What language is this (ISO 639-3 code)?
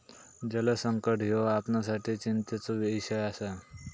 mar